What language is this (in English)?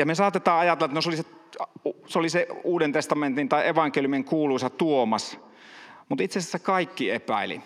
Finnish